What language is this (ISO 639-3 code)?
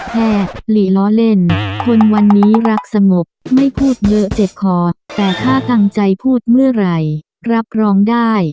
tha